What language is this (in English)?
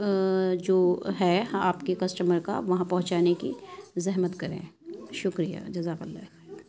Urdu